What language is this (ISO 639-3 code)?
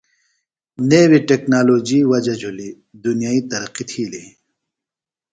phl